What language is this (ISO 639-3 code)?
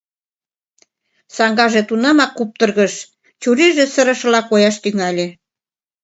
chm